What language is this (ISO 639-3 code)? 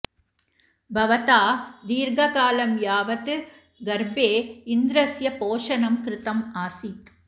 san